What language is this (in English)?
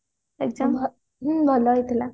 Odia